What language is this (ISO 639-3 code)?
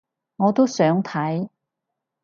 yue